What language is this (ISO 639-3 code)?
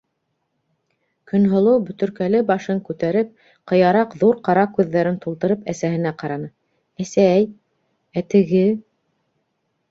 bak